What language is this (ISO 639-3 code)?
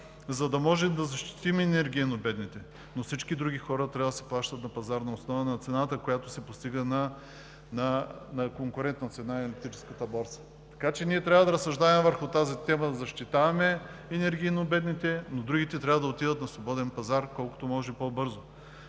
bul